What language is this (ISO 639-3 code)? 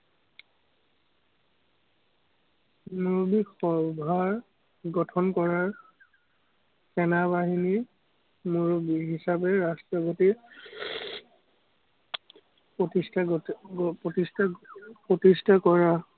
asm